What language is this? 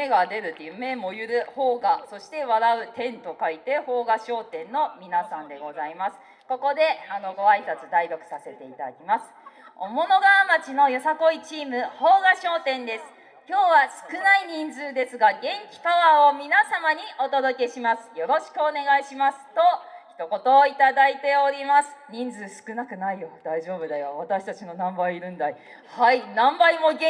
Japanese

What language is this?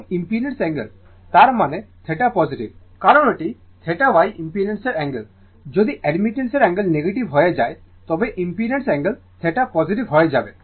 Bangla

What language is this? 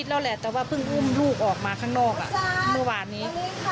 Thai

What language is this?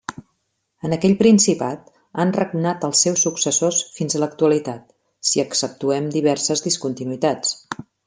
Catalan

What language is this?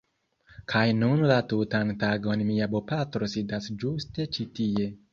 Esperanto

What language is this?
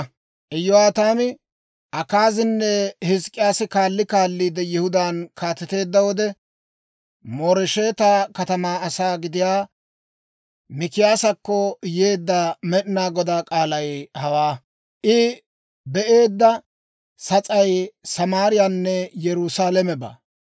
Dawro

